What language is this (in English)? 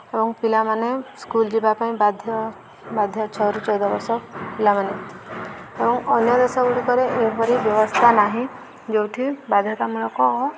Odia